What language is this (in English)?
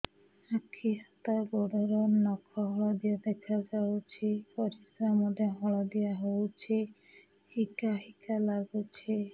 Odia